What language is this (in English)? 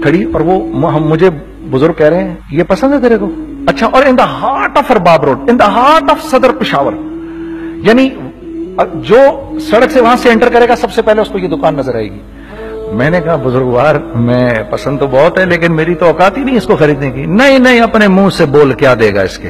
Hindi